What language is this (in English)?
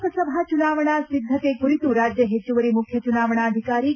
Kannada